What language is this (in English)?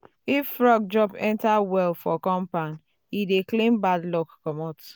Nigerian Pidgin